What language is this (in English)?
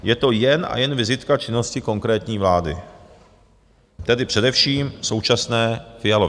Czech